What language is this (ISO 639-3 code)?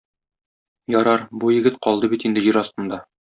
tat